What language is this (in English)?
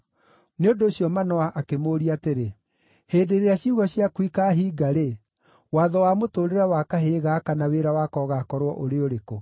Kikuyu